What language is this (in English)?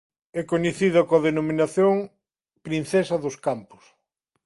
Galician